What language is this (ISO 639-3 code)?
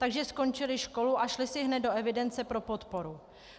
ces